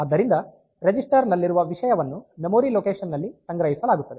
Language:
Kannada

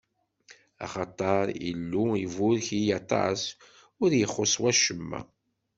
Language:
Kabyle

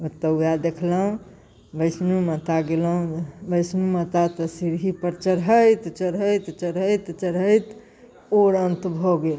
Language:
Maithili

